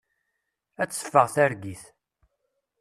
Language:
Kabyle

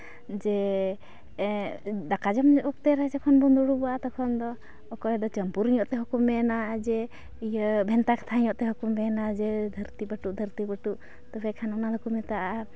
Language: Santali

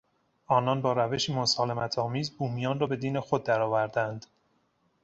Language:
Persian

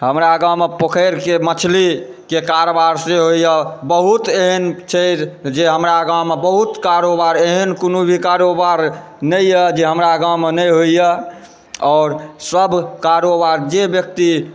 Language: Maithili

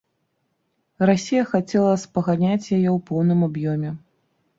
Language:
Belarusian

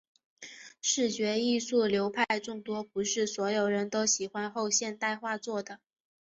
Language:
Chinese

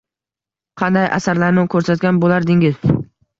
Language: Uzbek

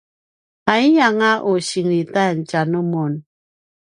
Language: Paiwan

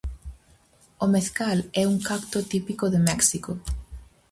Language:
Galician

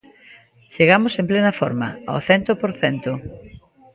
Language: Galician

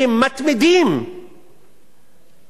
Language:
Hebrew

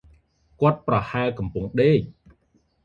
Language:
Khmer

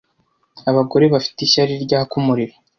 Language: Kinyarwanda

